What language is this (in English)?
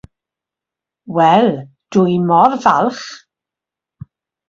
Welsh